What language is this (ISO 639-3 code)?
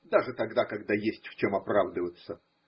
rus